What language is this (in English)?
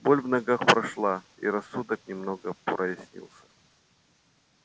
Russian